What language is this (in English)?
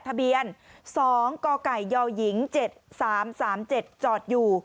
Thai